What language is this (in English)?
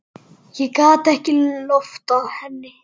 Icelandic